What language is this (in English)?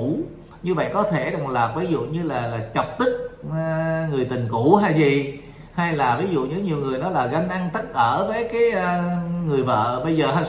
Vietnamese